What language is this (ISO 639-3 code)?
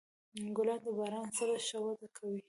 pus